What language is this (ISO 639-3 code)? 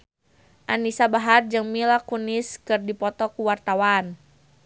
sun